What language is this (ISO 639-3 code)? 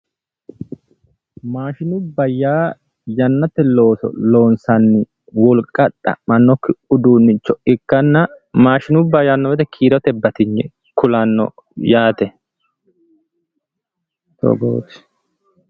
sid